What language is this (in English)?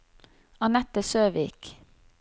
Norwegian